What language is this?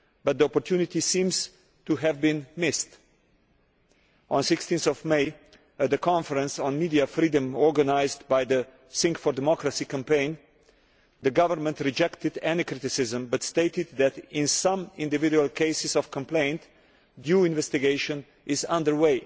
English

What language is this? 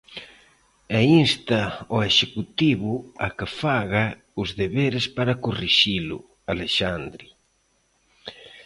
Galician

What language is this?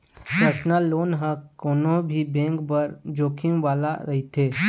Chhattisgarhi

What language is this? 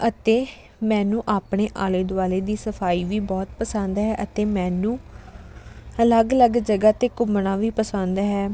Punjabi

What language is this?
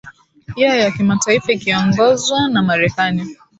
Swahili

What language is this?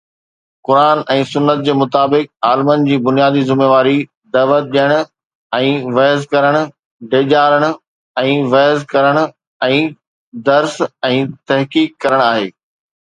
Sindhi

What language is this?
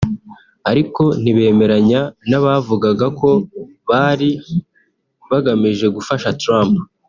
Kinyarwanda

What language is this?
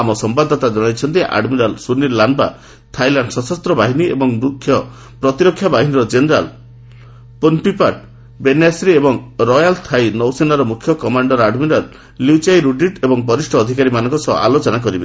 Odia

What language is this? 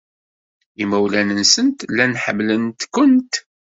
Kabyle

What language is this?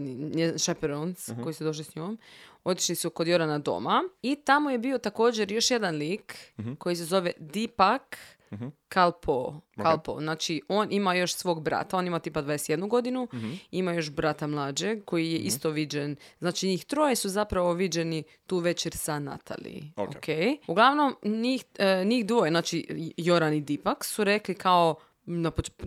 Croatian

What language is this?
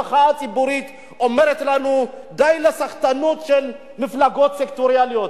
Hebrew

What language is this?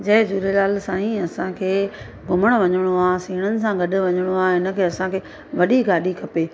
Sindhi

